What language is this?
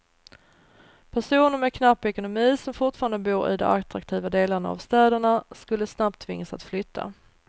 Swedish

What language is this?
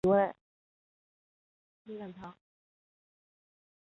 Chinese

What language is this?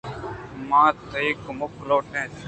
Eastern Balochi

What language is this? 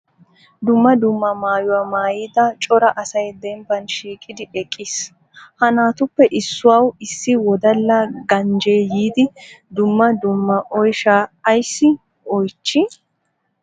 Wolaytta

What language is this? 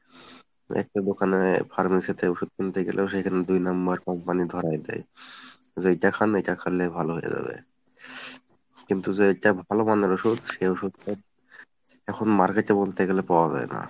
Bangla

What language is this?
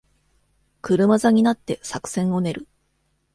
Japanese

